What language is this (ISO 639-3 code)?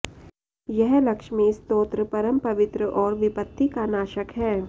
san